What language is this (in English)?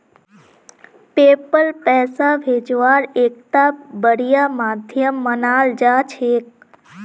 Magahi